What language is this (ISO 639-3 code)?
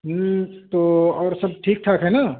urd